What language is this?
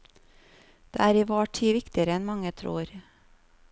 Norwegian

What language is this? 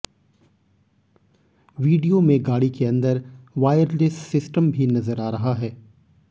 Hindi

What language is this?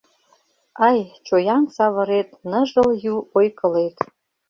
Mari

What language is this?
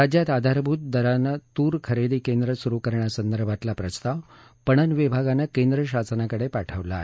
Marathi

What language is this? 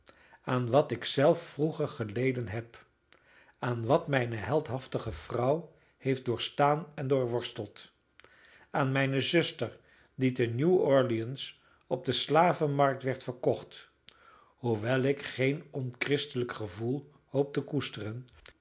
Dutch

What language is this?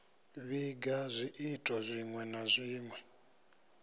Venda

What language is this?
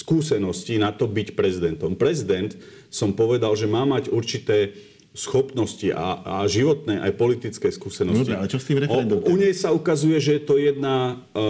Slovak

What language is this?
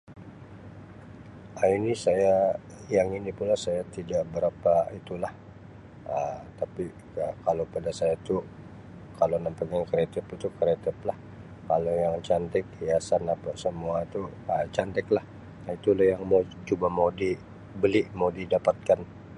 Sabah Malay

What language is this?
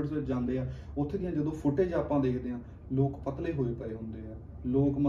Punjabi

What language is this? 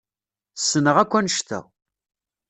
Kabyle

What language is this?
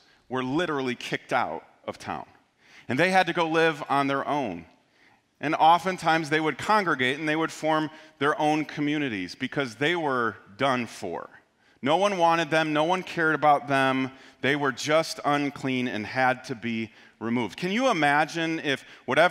English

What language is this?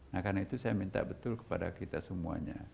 Indonesian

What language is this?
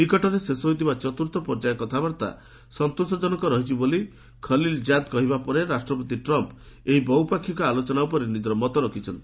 Odia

